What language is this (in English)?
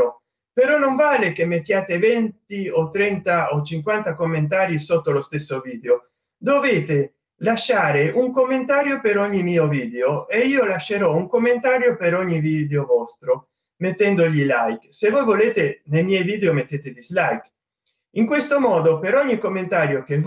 Italian